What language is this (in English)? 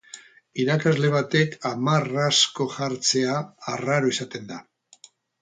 Basque